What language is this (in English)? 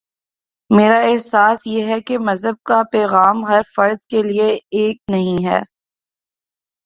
Urdu